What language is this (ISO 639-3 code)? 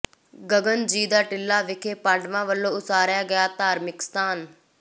pan